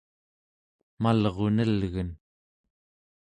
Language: Central Yupik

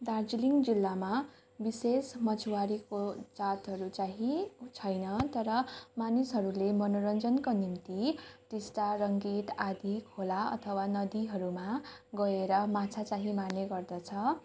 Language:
Nepali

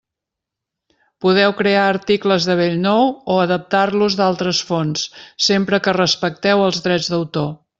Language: Catalan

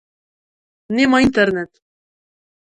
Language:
Macedonian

